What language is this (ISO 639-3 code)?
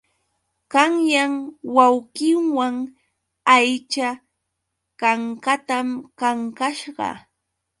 qux